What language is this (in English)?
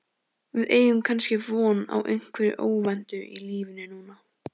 Icelandic